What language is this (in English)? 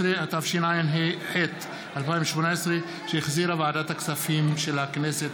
Hebrew